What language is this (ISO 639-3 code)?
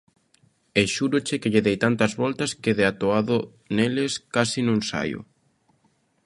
glg